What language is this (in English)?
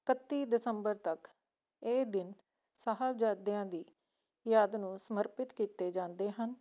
Punjabi